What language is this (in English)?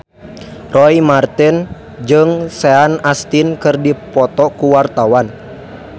Sundanese